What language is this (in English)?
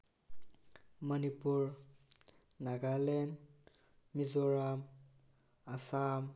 Manipuri